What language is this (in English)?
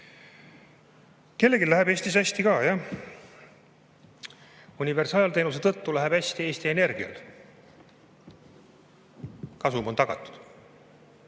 Estonian